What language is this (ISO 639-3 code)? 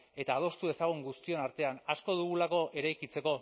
eus